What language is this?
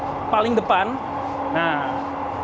Indonesian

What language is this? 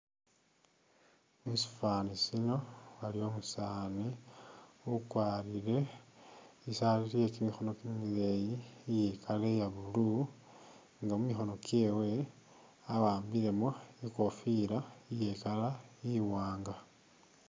Masaaba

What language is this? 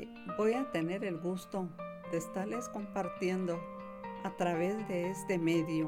Spanish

